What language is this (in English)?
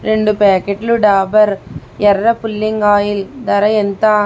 Telugu